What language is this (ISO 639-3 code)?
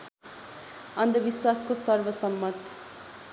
nep